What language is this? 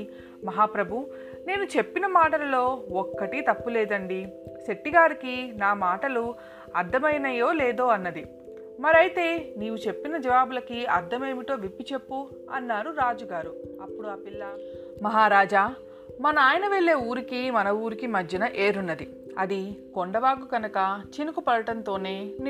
Telugu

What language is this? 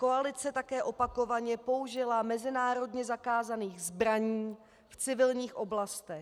Czech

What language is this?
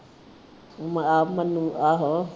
Punjabi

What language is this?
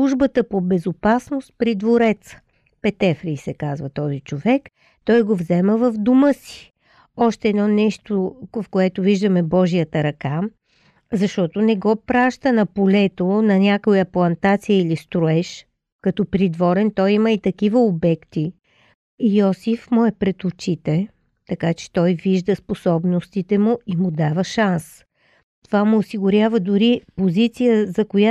Bulgarian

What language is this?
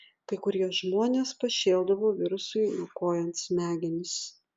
Lithuanian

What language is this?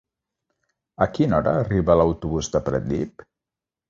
Catalan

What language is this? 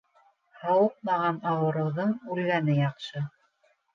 Bashkir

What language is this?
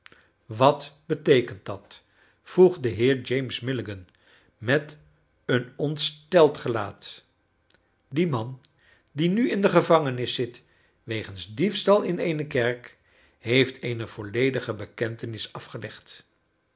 Dutch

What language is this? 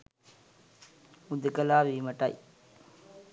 Sinhala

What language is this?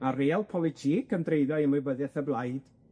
Welsh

